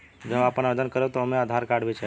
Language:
Bhojpuri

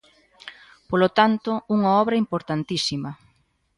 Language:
Galician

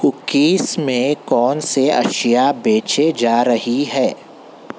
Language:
Urdu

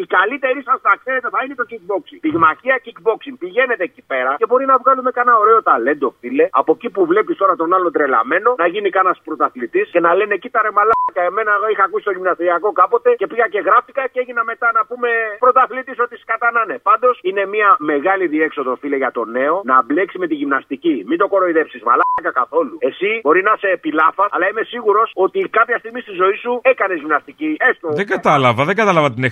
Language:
Greek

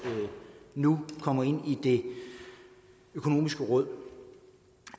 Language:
Danish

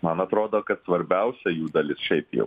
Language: Lithuanian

